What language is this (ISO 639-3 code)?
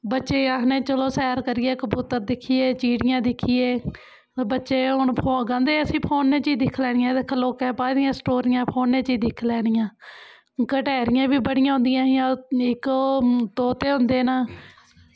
doi